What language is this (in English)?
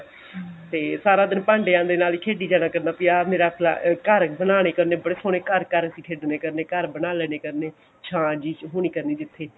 Punjabi